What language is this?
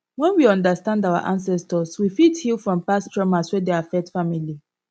Nigerian Pidgin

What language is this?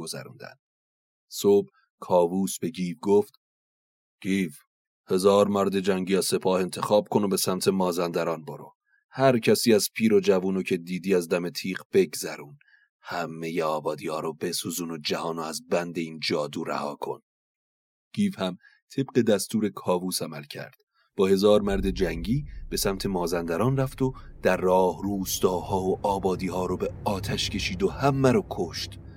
Persian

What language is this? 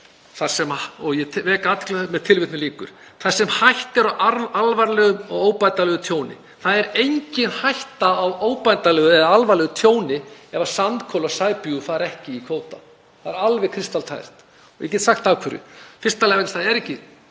Icelandic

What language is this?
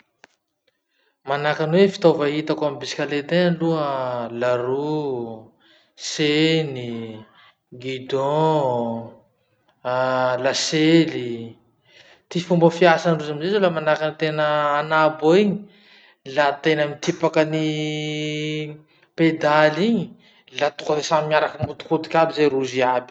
Masikoro Malagasy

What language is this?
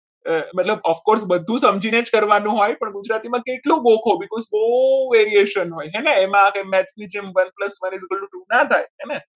Gujarati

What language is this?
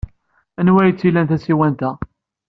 Kabyle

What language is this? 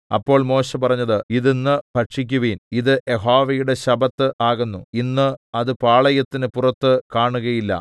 Malayalam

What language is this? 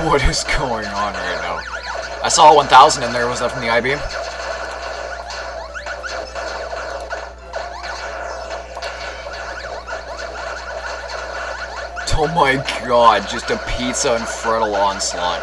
English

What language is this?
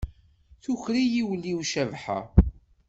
Kabyle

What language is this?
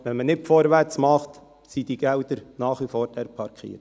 Swiss German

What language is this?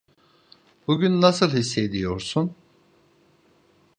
Turkish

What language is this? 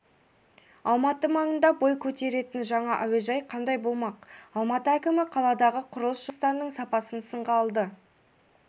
Kazakh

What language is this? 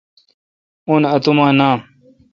Kalkoti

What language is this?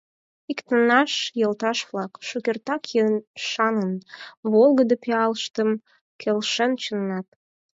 Mari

